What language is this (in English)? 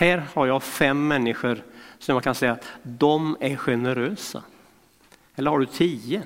Swedish